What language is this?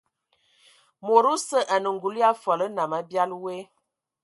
Ewondo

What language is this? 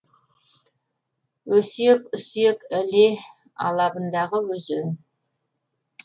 Kazakh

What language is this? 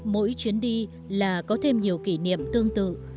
Vietnamese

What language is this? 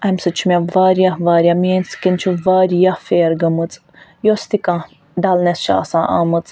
Kashmiri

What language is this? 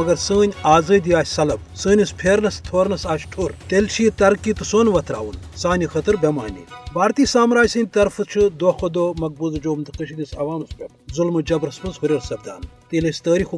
Urdu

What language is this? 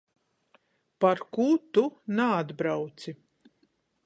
Latgalian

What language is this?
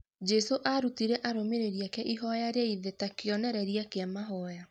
Kikuyu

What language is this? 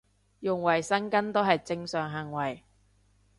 Cantonese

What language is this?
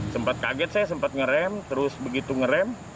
Indonesian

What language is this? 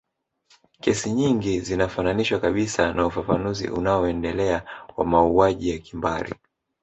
Swahili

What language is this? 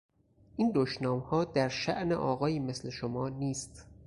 Persian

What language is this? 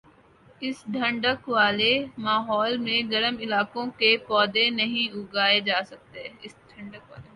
Urdu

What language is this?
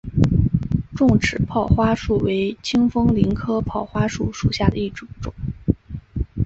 Chinese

